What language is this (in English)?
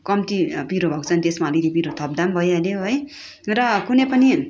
Nepali